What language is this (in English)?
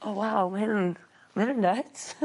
Welsh